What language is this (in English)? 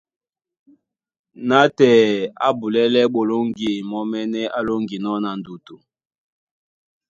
Duala